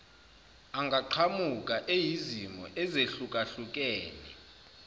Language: Zulu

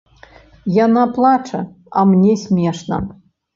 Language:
Belarusian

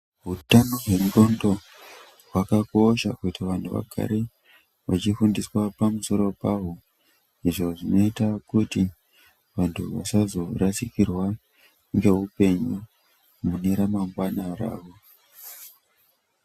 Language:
Ndau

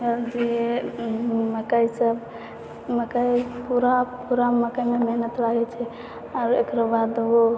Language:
Maithili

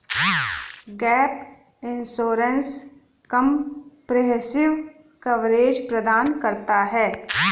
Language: Hindi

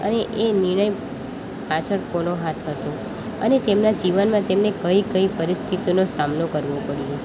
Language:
Gujarati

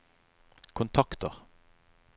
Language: Norwegian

